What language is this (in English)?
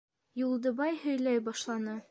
Bashkir